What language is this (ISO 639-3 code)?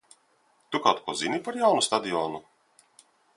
lav